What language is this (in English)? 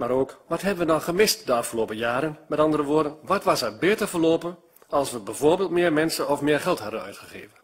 Dutch